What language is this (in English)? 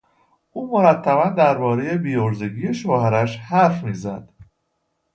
Persian